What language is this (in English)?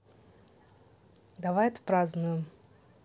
Russian